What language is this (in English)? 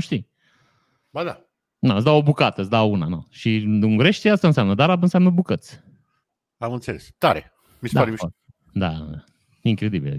Romanian